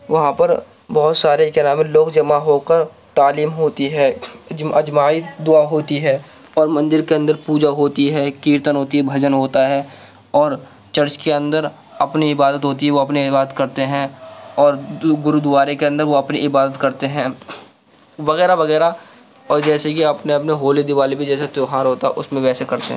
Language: Urdu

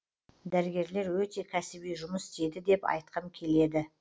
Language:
Kazakh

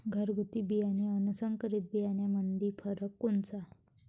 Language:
Marathi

